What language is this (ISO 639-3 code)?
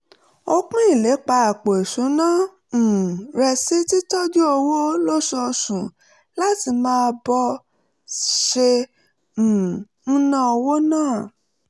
yor